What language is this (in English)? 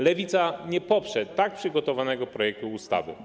Polish